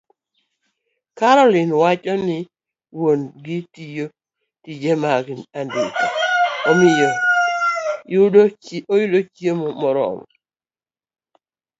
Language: Luo (Kenya and Tanzania)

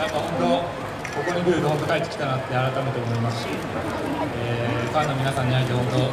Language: Japanese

